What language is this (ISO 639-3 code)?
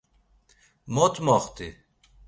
lzz